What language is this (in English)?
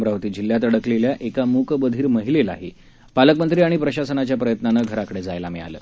Marathi